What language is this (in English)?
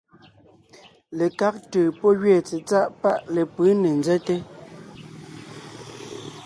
Ngiemboon